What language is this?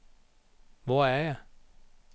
Danish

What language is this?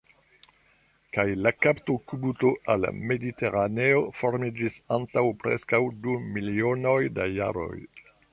Esperanto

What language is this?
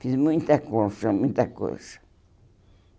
Portuguese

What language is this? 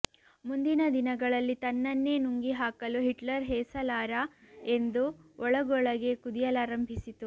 Kannada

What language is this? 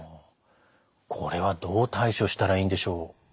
Japanese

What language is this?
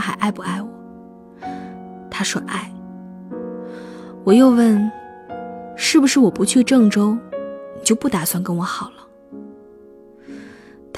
Chinese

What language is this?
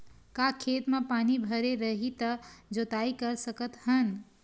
Chhattisgarhi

